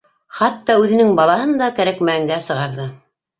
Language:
Bashkir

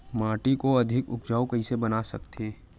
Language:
Chhattisgarhi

